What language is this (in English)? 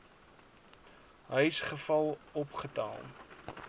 Afrikaans